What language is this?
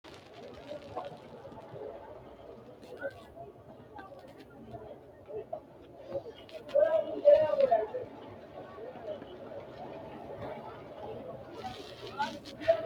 Sidamo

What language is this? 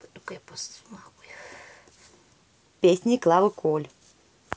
Russian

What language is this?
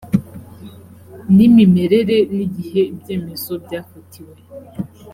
Kinyarwanda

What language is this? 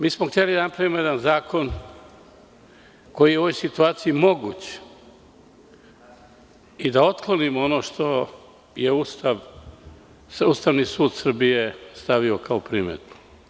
Serbian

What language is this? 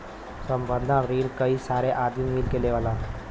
Bhojpuri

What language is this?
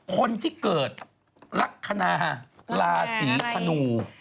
Thai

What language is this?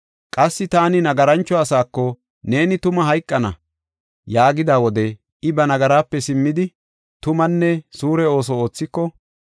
Gofa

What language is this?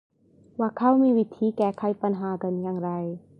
Thai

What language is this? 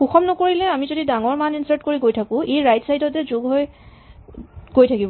Assamese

